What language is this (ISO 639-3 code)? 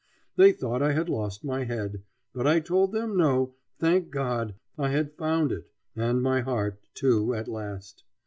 eng